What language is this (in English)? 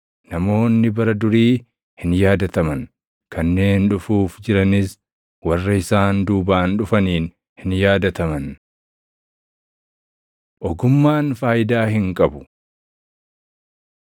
Oromo